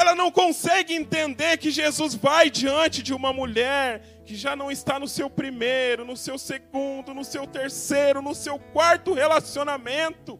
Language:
Portuguese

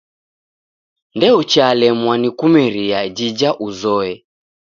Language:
Taita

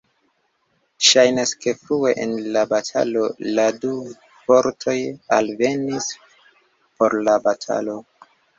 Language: Esperanto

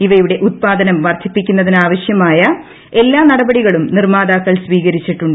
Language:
Malayalam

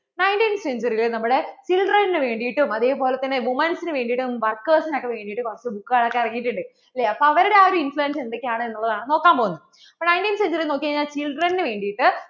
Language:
Malayalam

